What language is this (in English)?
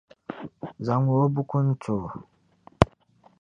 Dagbani